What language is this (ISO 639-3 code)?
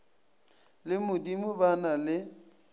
nso